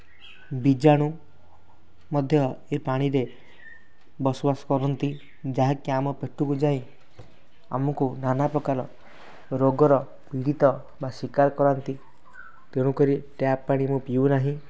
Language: Odia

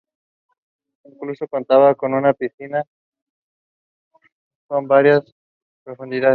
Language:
Spanish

